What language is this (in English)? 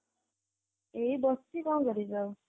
Odia